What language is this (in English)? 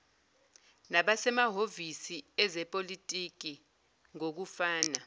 Zulu